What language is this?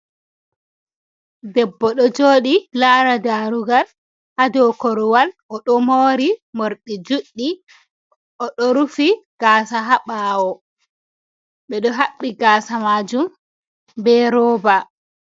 Fula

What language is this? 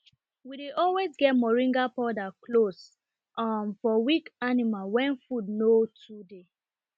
Nigerian Pidgin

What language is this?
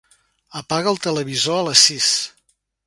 Catalan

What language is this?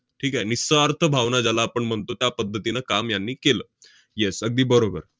Marathi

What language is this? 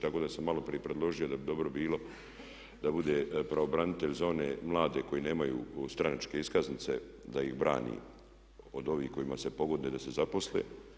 Croatian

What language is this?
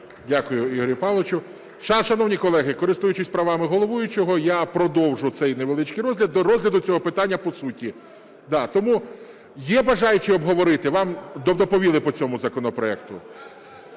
Ukrainian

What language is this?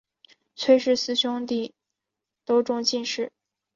Chinese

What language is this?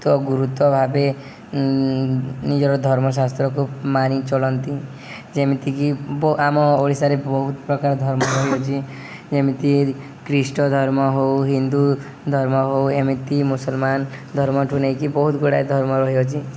Odia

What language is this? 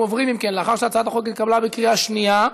Hebrew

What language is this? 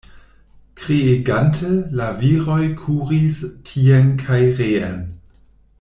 Esperanto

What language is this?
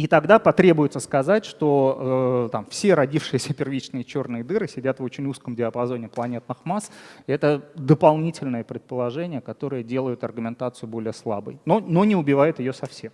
Russian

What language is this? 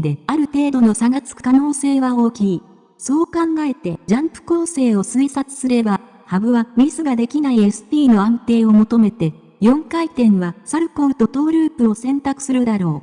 Japanese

